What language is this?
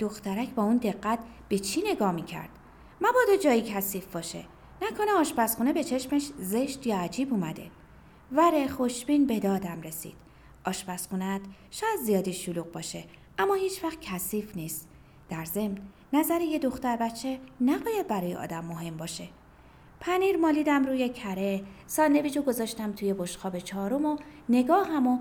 Persian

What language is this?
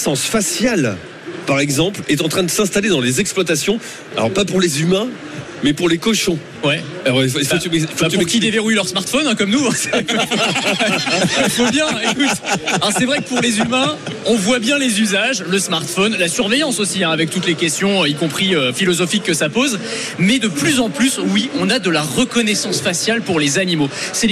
French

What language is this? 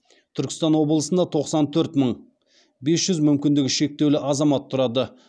Kazakh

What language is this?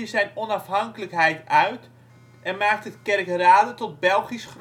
Dutch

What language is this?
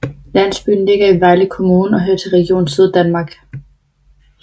Danish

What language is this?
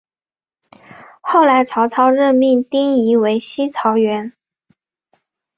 Chinese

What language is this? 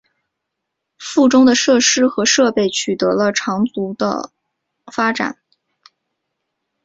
Chinese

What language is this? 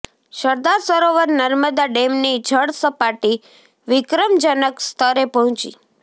Gujarati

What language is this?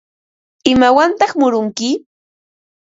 Ambo-Pasco Quechua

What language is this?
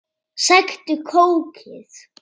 Icelandic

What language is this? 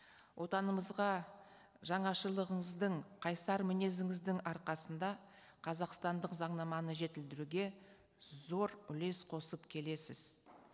Kazakh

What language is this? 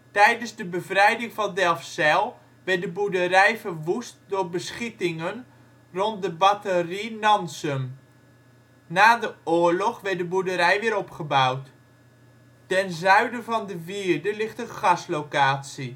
Dutch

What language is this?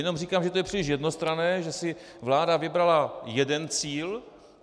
Czech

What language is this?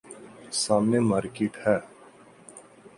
Urdu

